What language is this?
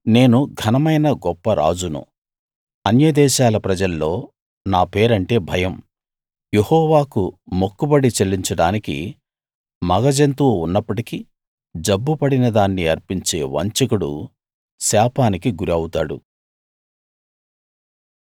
Telugu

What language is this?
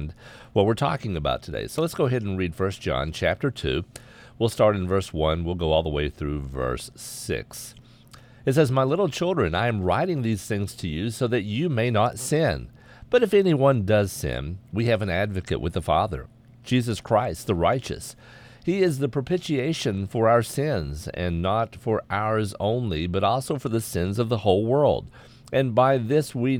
English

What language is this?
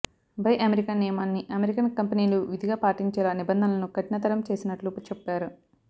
Telugu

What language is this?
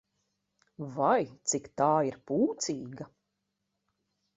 Latvian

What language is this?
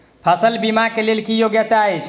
Maithili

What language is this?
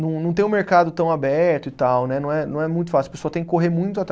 Portuguese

